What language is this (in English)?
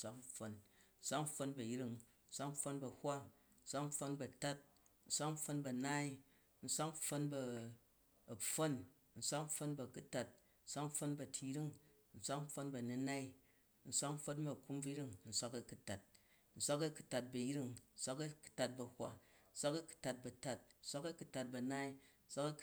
Jju